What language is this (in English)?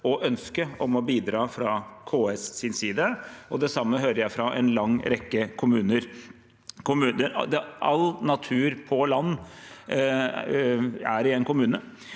Norwegian